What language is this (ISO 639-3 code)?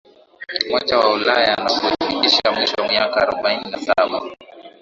swa